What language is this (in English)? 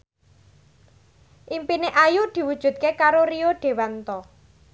Javanese